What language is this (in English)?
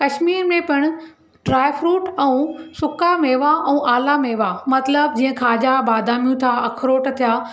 Sindhi